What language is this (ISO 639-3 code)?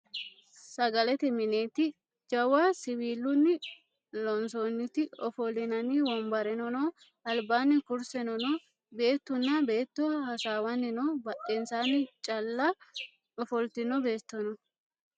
sid